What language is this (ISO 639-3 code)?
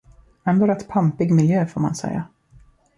swe